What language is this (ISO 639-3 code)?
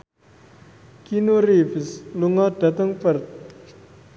jav